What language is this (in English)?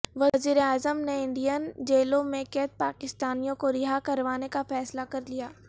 Urdu